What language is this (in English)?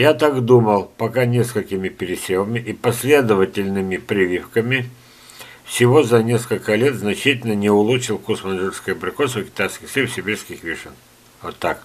Russian